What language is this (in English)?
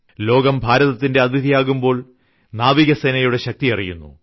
Malayalam